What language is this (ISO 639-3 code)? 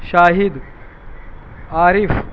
urd